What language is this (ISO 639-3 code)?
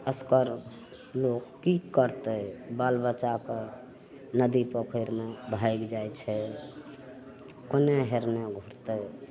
mai